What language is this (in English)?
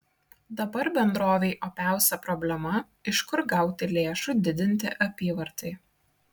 Lithuanian